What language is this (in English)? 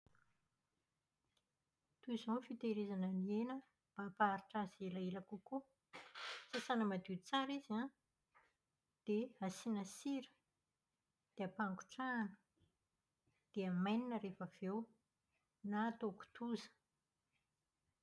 Malagasy